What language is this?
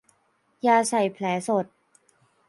Thai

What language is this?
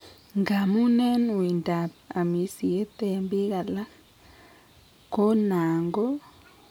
Kalenjin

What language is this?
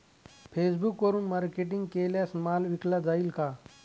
Marathi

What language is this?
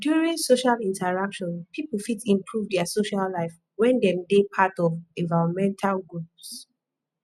Nigerian Pidgin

